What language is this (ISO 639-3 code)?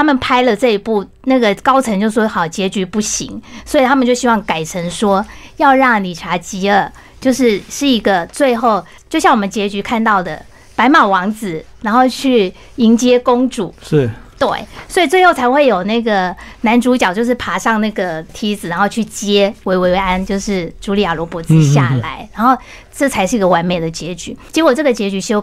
zho